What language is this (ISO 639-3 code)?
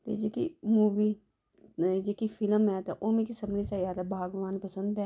doi